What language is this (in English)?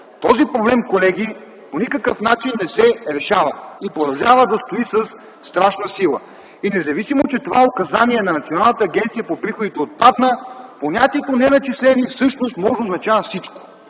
Bulgarian